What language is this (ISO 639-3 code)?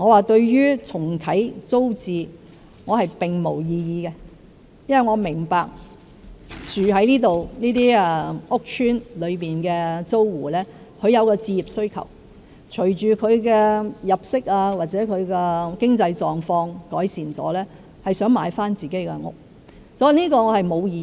yue